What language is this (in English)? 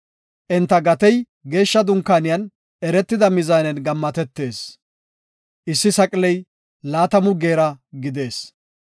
Gofa